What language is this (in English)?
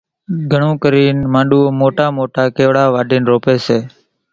Kachi Koli